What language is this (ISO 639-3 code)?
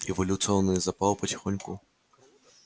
rus